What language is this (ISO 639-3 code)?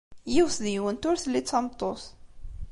kab